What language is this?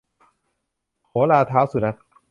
Thai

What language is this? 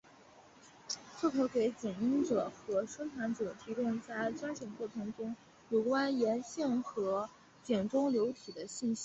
Chinese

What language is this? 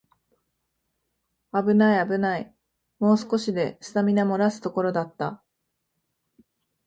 Japanese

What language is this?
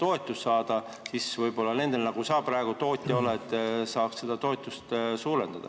Estonian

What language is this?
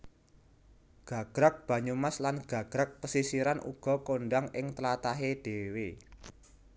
Javanese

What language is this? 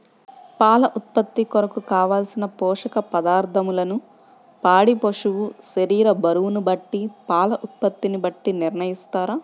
Telugu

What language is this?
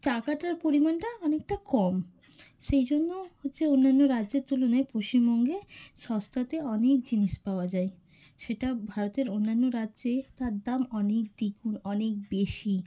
Bangla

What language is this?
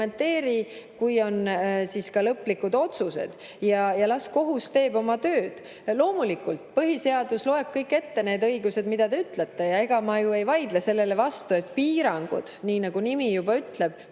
Estonian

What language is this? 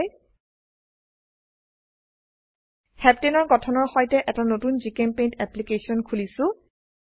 Assamese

